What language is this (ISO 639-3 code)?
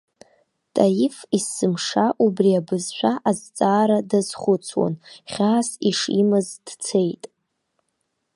abk